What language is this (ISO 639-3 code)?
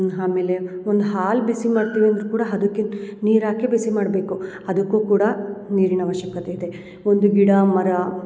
kan